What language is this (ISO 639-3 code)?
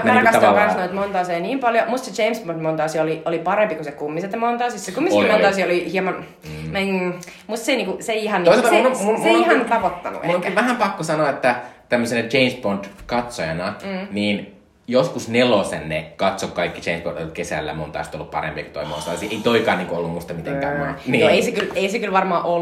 fin